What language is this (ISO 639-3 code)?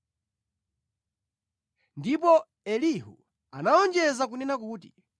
nya